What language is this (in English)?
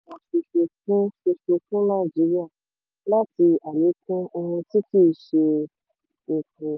Yoruba